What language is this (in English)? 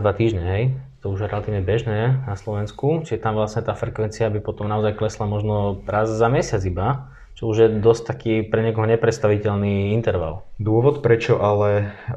Slovak